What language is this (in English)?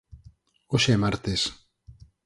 Galician